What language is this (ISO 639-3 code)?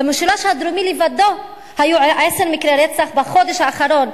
heb